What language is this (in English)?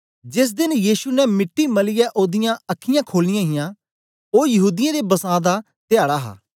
Dogri